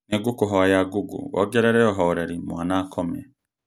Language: Kikuyu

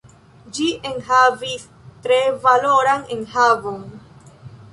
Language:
Esperanto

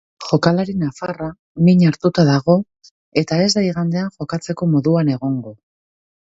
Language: Basque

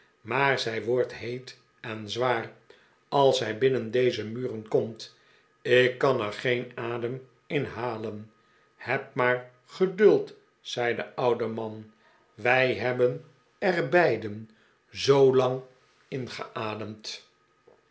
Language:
Dutch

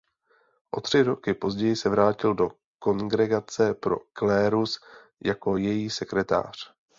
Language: Czech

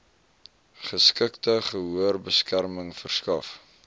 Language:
Afrikaans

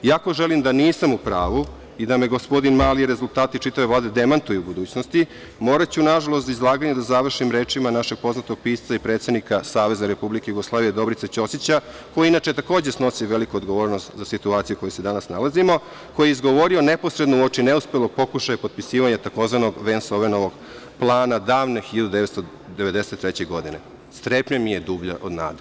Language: Serbian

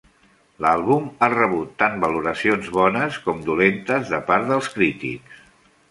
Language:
Catalan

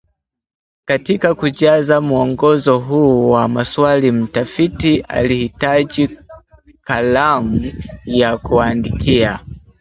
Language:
Swahili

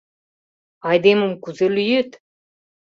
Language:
Mari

